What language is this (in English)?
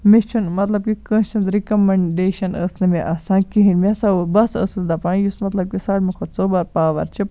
Kashmiri